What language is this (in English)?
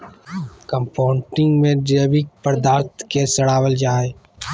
Magahi